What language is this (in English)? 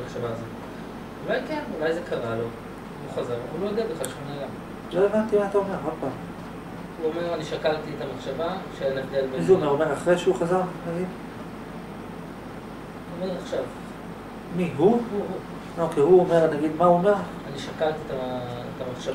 Hebrew